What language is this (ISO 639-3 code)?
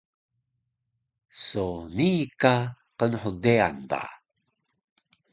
trv